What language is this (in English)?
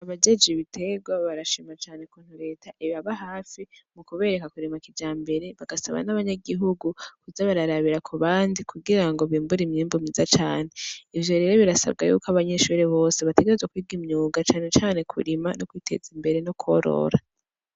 Rundi